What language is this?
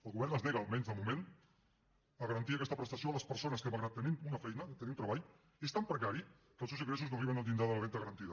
Catalan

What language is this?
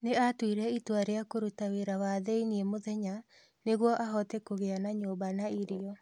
Kikuyu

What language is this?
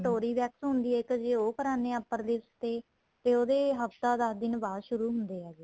Punjabi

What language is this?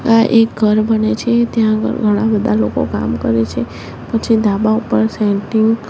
Gujarati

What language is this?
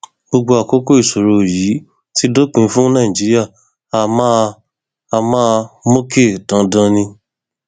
Yoruba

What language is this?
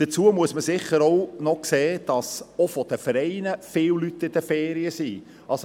Swiss German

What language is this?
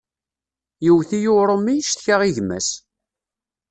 Kabyle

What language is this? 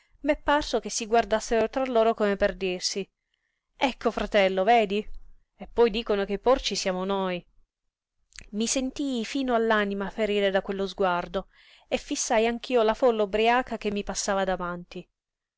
Italian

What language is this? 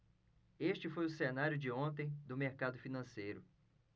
Portuguese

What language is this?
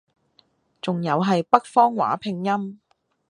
Cantonese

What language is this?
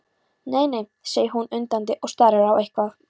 Icelandic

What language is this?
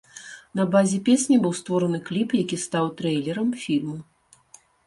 Belarusian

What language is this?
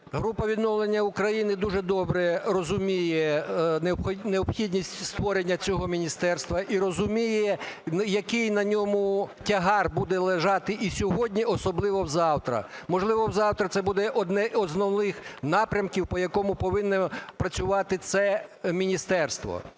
Ukrainian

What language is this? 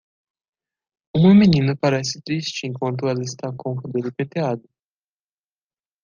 Portuguese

